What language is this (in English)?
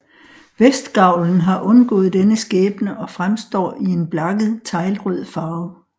Danish